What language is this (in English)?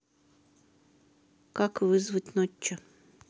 Russian